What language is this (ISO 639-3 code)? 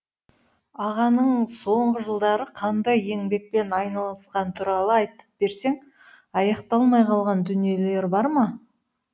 kaz